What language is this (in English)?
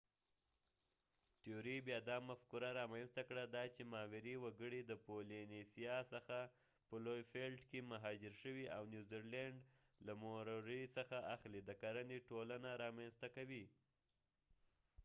Pashto